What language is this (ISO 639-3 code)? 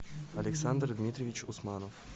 rus